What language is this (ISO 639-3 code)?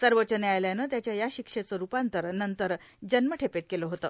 mar